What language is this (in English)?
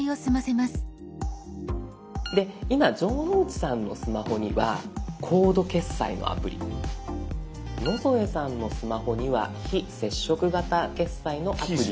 Japanese